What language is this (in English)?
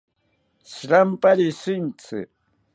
South Ucayali Ashéninka